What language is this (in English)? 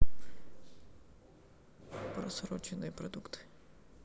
Russian